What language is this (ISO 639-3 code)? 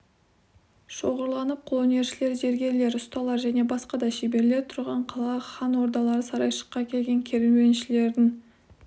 kaz